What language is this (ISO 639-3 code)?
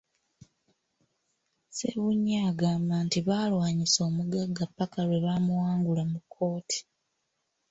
lug